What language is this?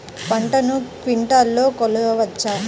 Telugu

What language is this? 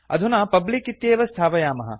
Sanskrit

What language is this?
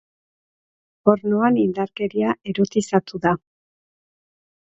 Basque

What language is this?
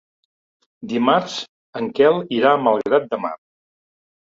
Catalan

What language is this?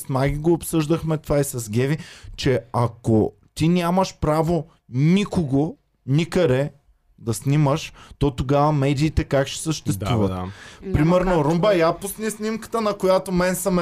Bulgarian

